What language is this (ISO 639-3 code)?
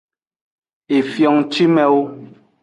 ajg